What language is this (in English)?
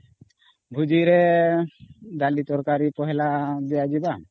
Odia